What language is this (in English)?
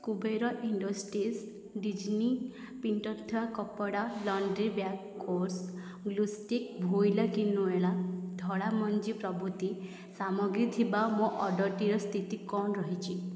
Odia